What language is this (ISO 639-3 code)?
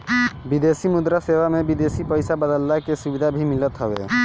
bho